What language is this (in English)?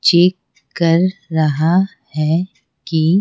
Hindi